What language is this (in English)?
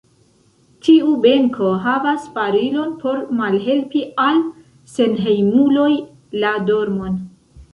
Esperanto